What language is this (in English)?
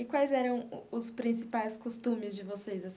Portuguese